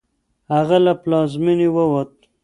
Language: Pashto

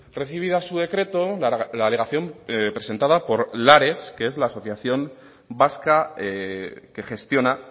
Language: Spanish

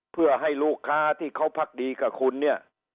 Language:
Thai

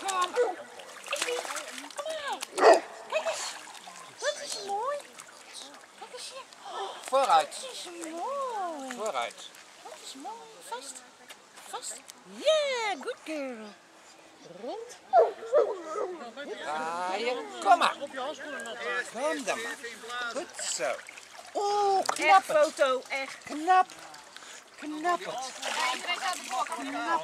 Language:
Dutch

